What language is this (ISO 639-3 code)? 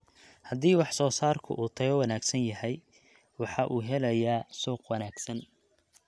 som